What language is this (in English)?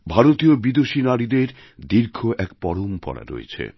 Bangla